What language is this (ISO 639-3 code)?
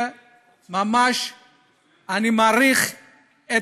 heb